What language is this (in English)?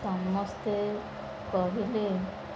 Odia